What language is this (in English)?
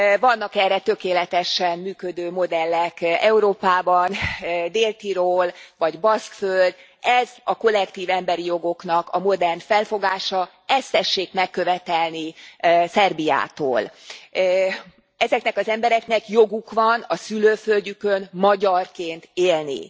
Hungarian